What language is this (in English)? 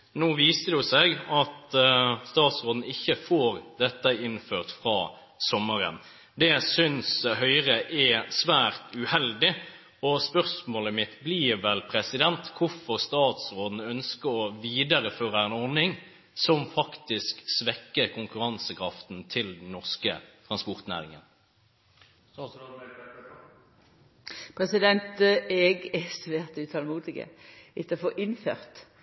Norwegian